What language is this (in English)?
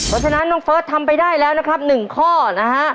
Thai